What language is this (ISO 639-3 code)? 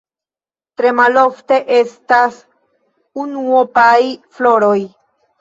epo